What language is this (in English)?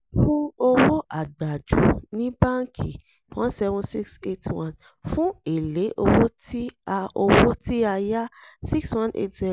Yoruba